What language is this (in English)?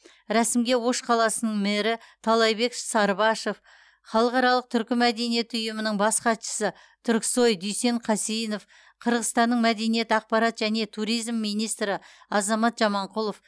Kazakh